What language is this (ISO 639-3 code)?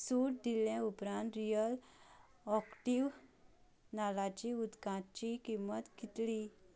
kok